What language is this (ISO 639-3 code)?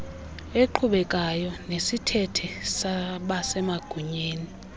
xho